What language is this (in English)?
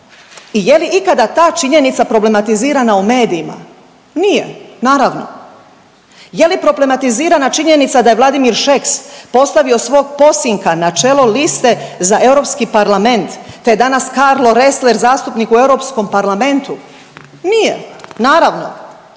Croatian